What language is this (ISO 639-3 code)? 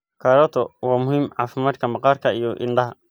som